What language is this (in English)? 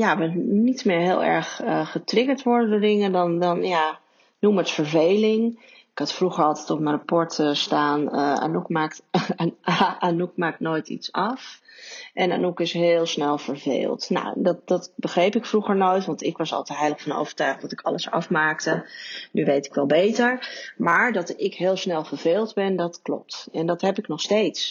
Dutch